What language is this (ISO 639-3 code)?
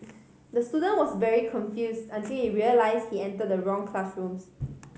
eng